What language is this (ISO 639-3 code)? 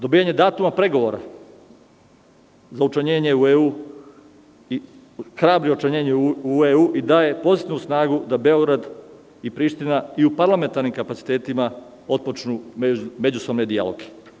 srp